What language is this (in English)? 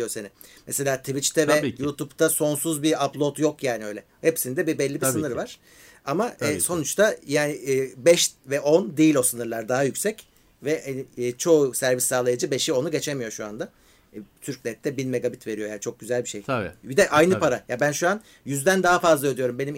Turkish